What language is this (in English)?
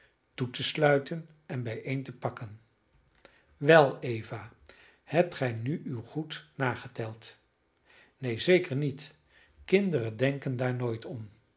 Dutch